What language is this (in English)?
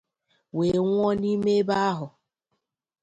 Igbo